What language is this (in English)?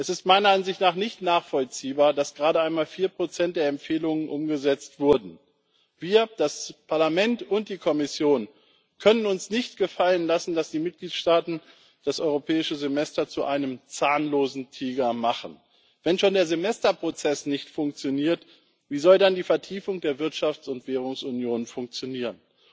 German